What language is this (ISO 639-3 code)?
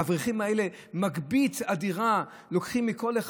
heb